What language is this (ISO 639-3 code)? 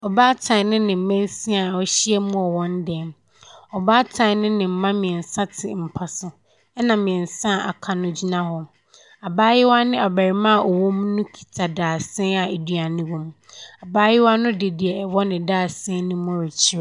aka